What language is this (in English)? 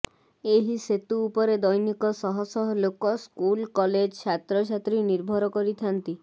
Odia